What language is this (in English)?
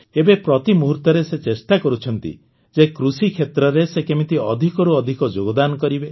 Odia